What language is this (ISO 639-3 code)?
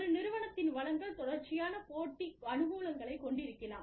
tam